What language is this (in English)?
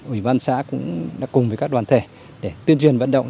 Vietnamese